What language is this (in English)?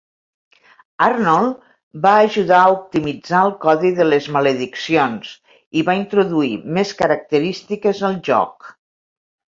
Catalan